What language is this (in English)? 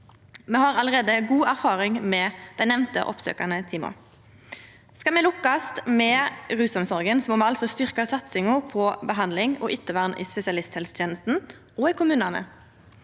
Norwegian